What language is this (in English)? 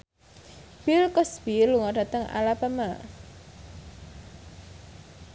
Javanese